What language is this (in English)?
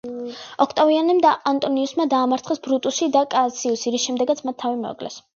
Georgian